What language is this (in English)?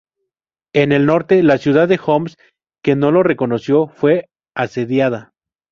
Spanish